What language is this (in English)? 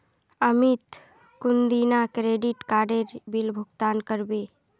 Magahi